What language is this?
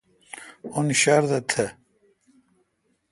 Kalkoti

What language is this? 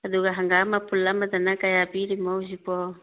Manipuri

